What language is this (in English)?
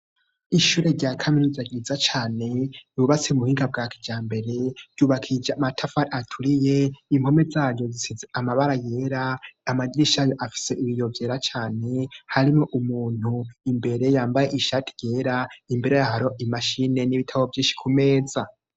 Rundi